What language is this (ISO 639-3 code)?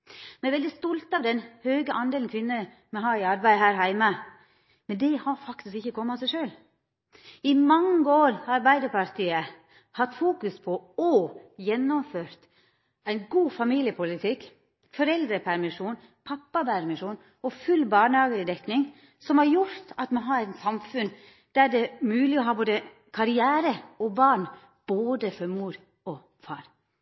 nno